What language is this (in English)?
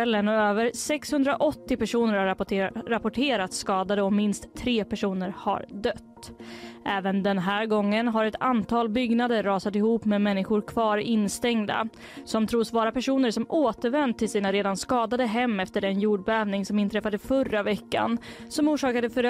Swedish